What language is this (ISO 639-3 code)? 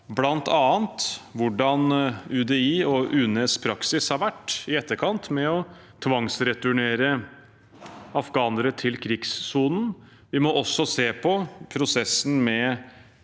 nor